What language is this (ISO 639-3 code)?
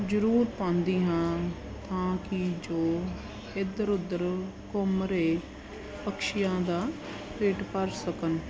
pan